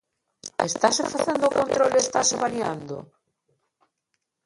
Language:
Galician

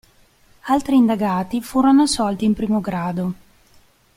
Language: Italian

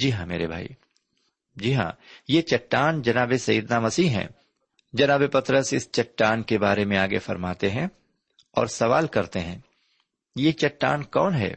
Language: Urdu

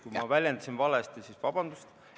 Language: Estonian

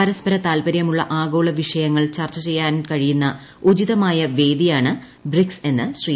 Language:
Malayalam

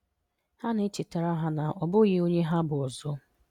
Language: Igbo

